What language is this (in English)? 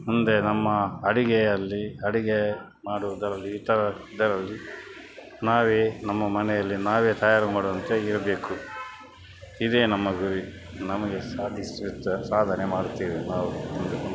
Kannada